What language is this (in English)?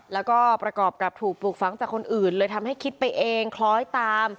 Thai